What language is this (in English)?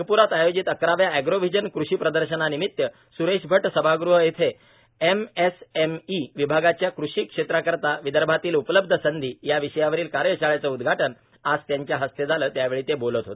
Marathi